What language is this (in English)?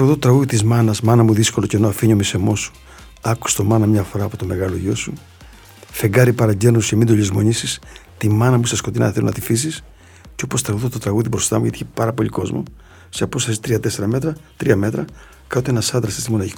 Greek